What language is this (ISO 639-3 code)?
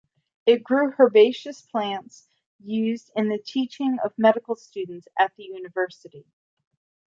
eng